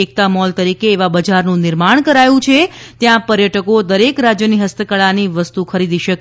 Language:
Gujarati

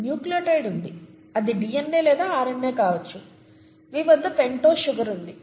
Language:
Telugu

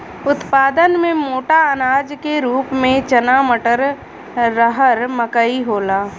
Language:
Bhojpuri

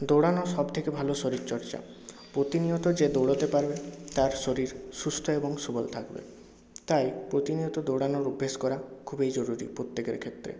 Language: Bangla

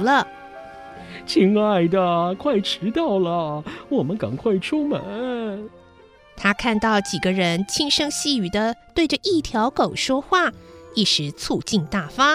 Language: Chinese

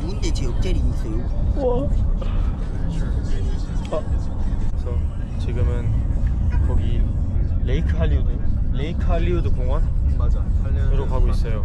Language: Korean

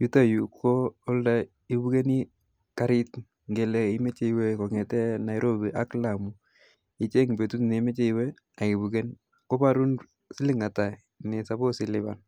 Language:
Kalenjin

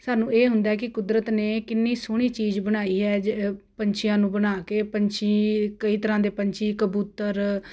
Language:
Punjabi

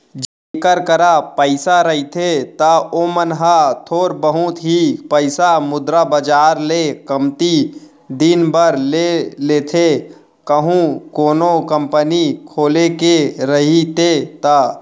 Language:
Chhattisgarhi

